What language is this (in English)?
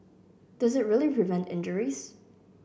English